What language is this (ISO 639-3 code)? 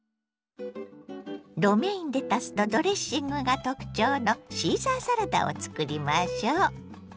jpn